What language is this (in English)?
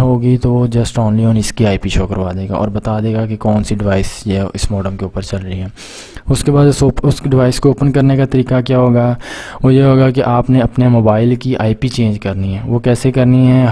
Urdu